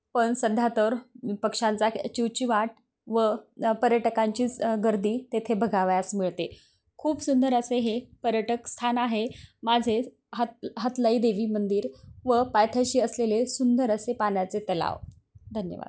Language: Marathi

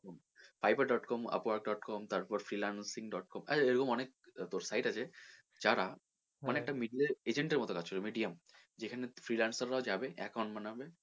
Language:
Bangla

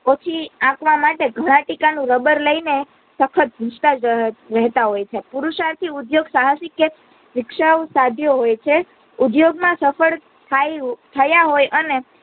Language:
Gujarati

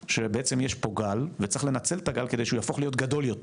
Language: Hebrew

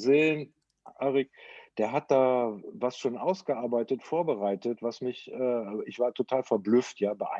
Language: German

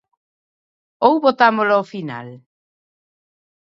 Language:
Galician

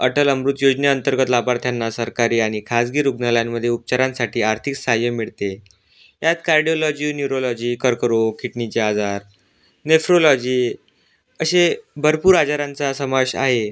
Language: Marathi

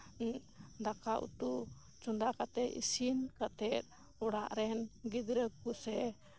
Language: Santali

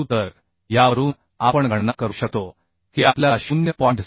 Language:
Marathi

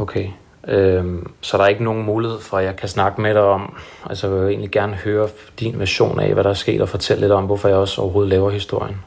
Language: Danish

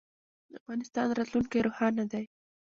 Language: Pashto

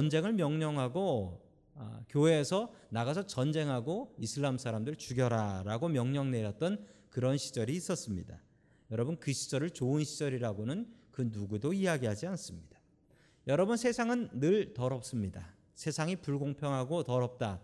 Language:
Korean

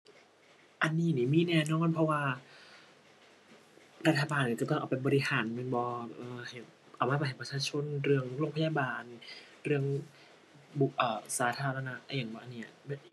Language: Thai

